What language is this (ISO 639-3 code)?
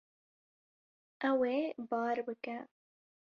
kur